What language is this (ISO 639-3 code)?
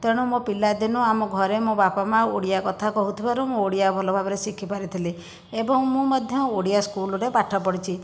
ori